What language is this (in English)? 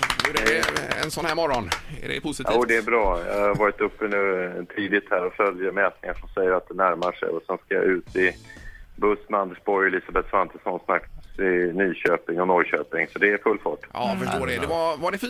Swedish